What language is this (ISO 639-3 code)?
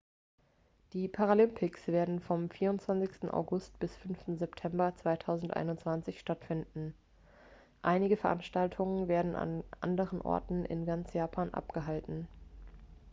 deu